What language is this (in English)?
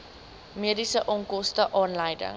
Afrikaans